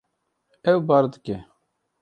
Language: Kurdish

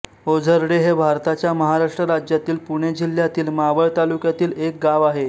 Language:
Marathi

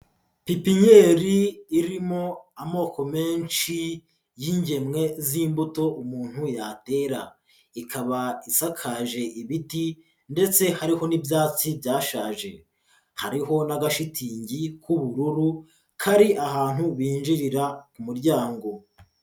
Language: Kinyarwanda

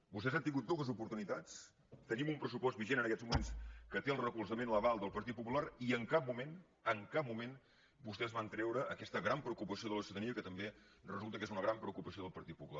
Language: Catalan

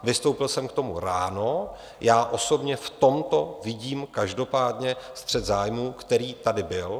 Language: Czech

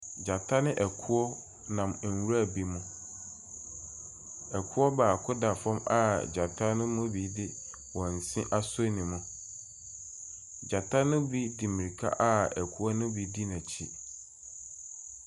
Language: Akan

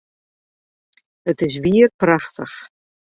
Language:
Western Frisian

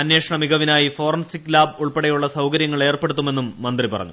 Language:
Malayalam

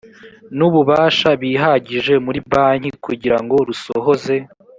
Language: Kinyarwanda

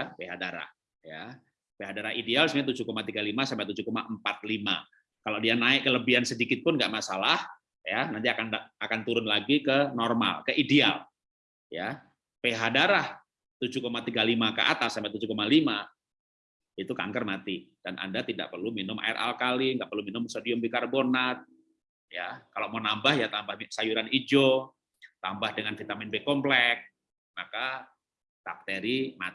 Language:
Indonesian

